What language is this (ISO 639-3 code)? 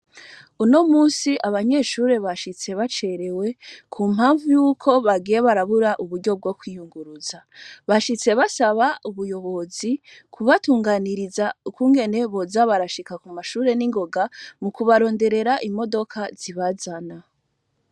run